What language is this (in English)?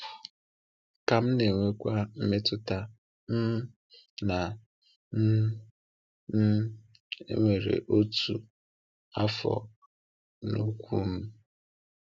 Igbo